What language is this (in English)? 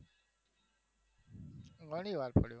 Gujarati